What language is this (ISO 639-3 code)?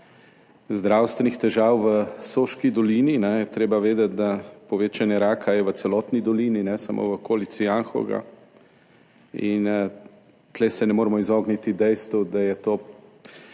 slv